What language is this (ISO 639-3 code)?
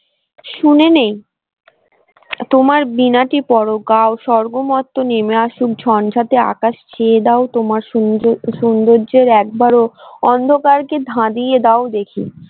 ben